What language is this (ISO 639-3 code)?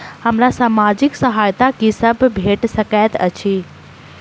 mai